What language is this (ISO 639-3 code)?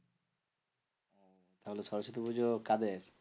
ben